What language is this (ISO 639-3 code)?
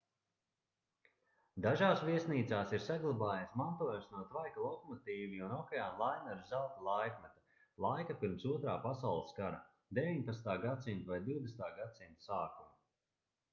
lav